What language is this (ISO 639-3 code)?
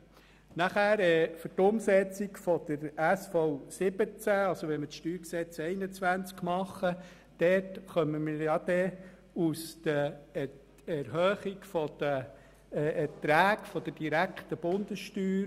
gsw